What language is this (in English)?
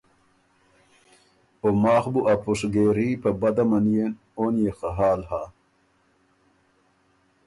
Ormuri